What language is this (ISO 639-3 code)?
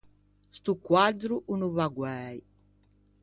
lij